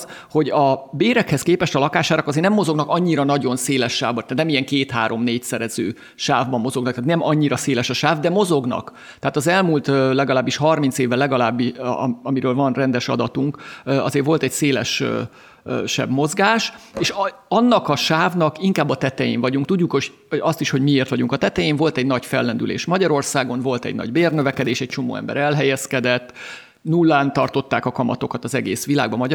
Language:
Hungarian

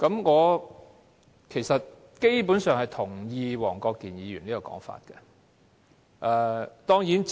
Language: Cantonese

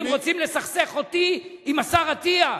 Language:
Hebrew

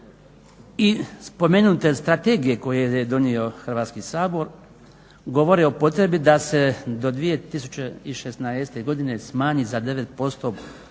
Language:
Croatian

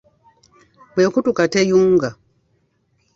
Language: Ganda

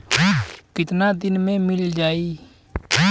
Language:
Bhojpuri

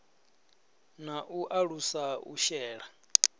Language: Venda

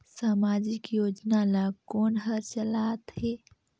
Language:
Chhattisgarhi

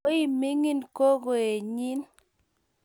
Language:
Kalenjin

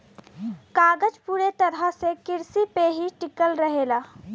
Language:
Bhojpuri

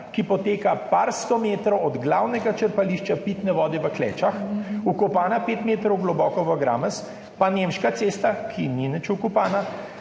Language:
Slovenian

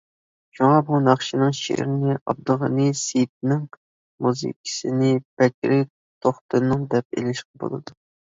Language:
Uyghur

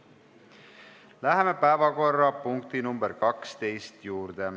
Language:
Estonian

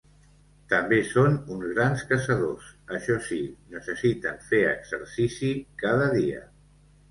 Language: Catalan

